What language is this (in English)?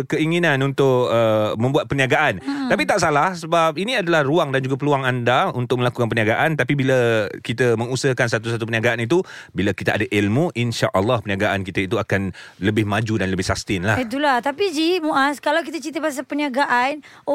Malay